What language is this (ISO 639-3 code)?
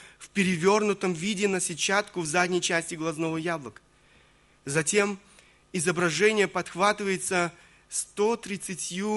rus